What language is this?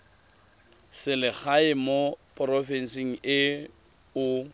Tswana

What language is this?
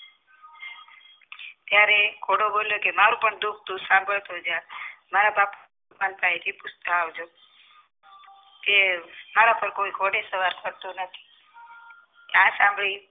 Gujarati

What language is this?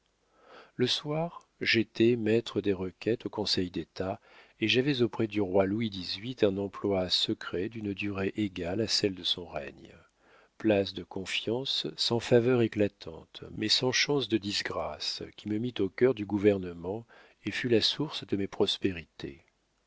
French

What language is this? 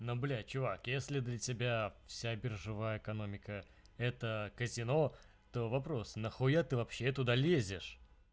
Russian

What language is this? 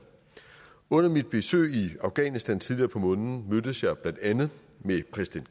Danish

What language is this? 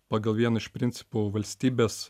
Lithuanian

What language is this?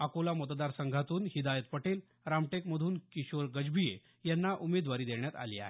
Marathi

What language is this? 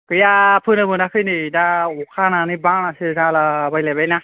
Bodo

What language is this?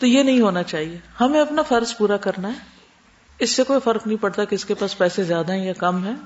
Urdu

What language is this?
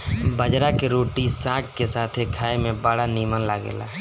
Bhojpuri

